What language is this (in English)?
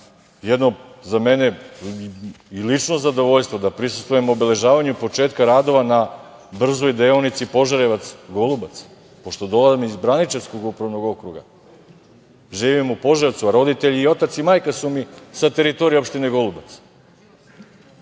Serbian